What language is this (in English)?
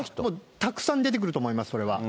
Japanese